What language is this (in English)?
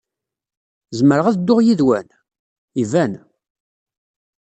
Kabyle